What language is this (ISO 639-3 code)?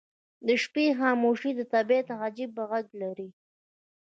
pus